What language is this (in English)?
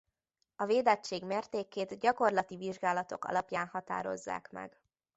Hungarian